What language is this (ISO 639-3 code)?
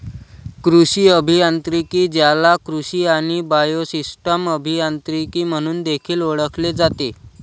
mar